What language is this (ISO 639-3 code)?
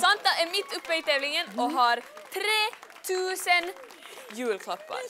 swe